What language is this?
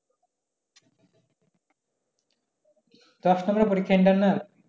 Bangla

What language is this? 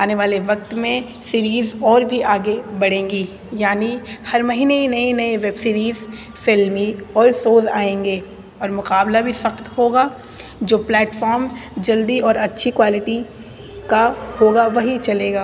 Urdu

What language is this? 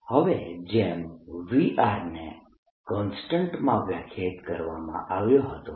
Gujarati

